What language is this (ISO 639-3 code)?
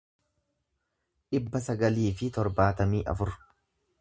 orm